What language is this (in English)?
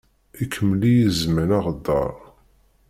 Kabyle